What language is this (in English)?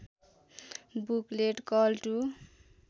Nepali